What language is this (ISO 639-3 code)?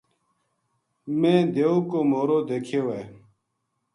gju